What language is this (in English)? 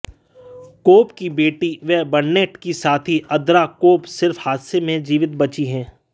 Hindi